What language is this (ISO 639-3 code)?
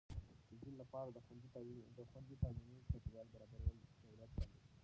pus